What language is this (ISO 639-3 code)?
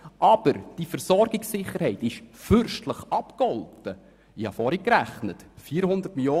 gsw